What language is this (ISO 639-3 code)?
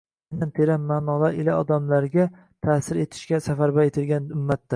uzb